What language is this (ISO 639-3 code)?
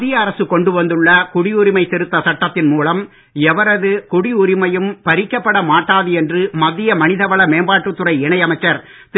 tam